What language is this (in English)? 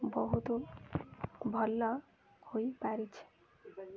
Odia